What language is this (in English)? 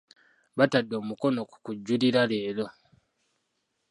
Ganda